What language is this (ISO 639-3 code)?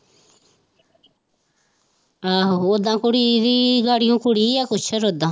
pan